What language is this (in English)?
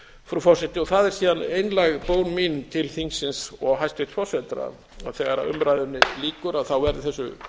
Icelandic